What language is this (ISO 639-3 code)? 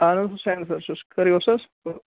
kas